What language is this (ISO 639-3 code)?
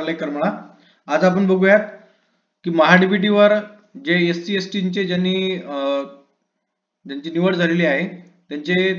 mar